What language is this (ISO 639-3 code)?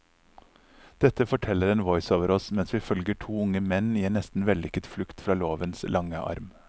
nor